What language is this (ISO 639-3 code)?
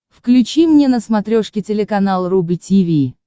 rus